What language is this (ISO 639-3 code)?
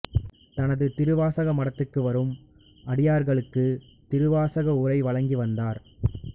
tam